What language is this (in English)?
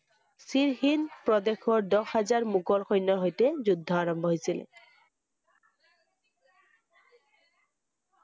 Assamese